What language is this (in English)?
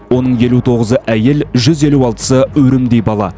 Kazakh